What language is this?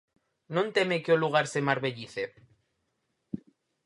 Galician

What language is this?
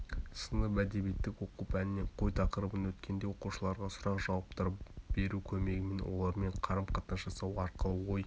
Kazakh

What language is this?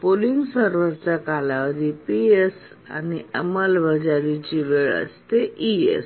Marathi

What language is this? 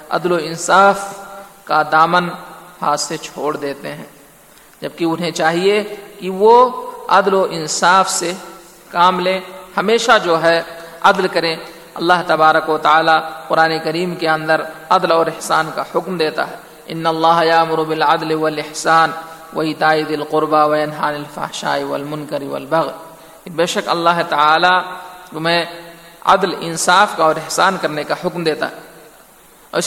Urdu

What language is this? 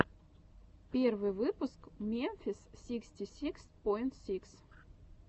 Russian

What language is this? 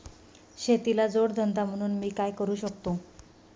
Marathi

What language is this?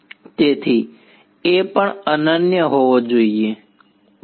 Gujarati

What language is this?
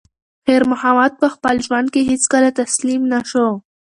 Pashto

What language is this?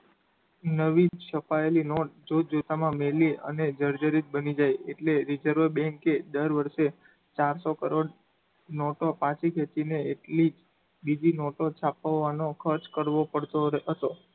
Gujarati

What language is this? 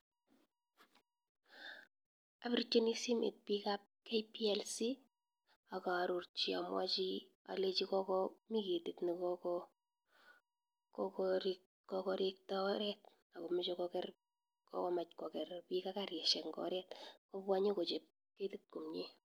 Kalenjin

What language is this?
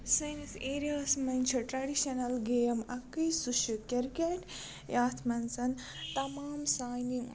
Kashmiri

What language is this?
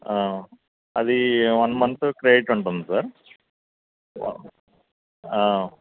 Telugu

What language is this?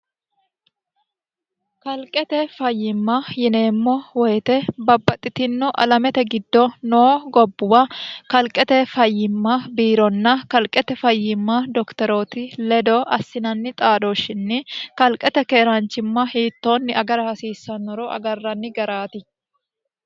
Sidamo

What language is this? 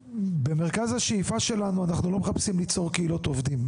Hebrew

